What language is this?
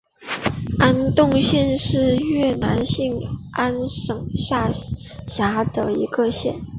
Chinese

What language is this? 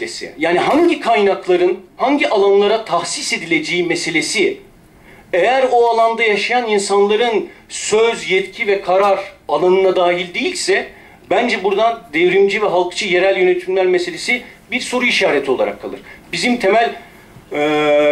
Turkish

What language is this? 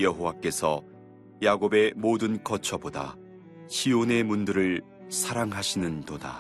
Korean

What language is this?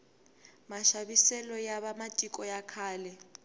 Tsonga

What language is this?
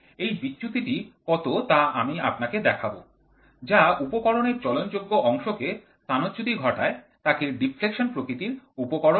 Bangla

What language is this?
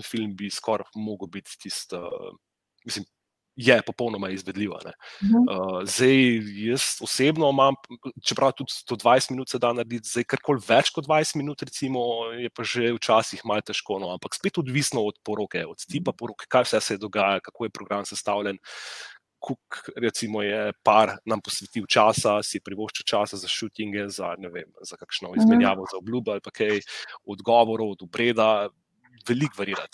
Romanian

